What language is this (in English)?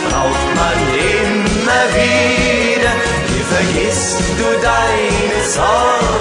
German